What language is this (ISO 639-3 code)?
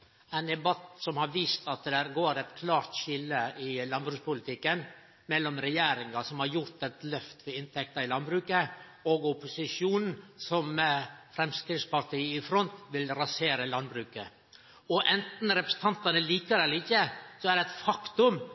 nno